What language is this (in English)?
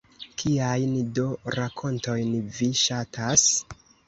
Esperanto